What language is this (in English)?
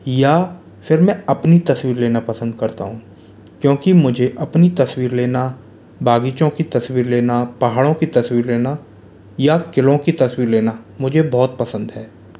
Hindi